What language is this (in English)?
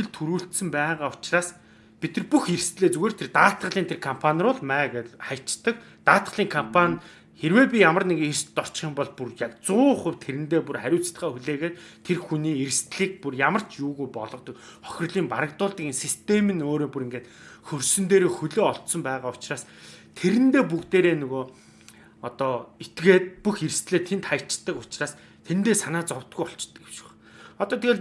Turkish